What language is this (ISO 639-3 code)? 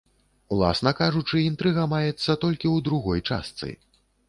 bel